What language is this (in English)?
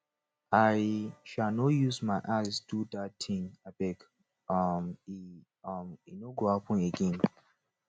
Nigerian Pidgin